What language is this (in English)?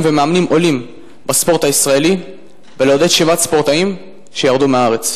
Hebrew